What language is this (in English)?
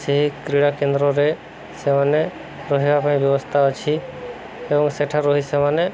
Odia